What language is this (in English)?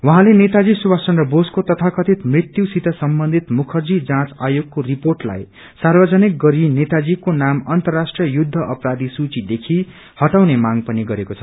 Nepali